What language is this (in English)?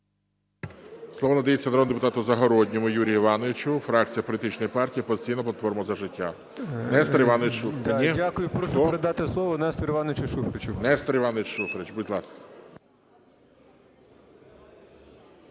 Ukrainian